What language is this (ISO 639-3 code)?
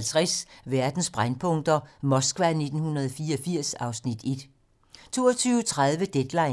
dan